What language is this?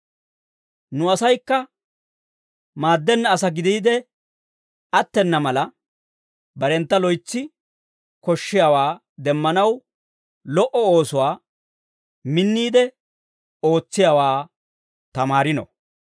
Dawro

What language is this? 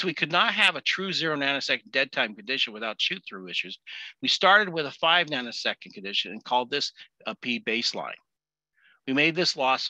English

